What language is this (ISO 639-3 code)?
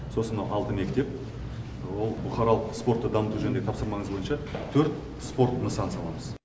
kaz